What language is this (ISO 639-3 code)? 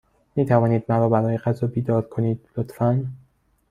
fas